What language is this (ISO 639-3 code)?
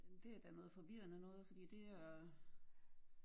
dan